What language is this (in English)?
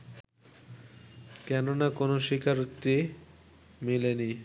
Bangla